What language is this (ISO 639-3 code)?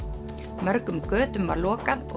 isl